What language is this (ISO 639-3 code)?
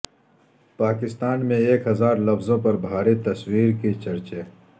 urd